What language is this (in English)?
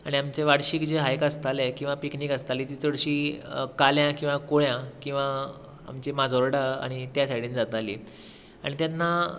Konkani